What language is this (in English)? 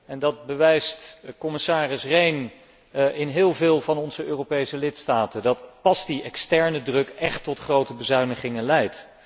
Dutch